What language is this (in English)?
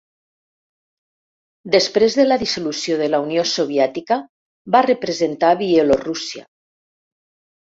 Catalan